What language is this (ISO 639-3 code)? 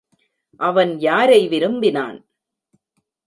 tam